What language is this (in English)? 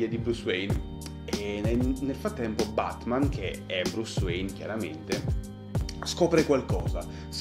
Italian